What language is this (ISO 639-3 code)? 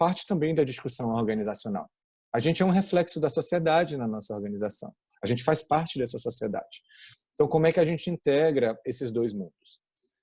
por